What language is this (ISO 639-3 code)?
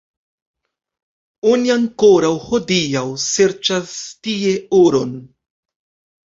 epo